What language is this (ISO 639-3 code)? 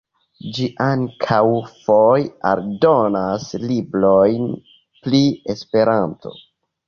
epo